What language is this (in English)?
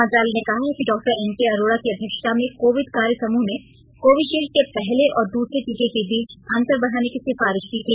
Hindi